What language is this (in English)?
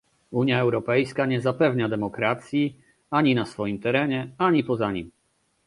Polish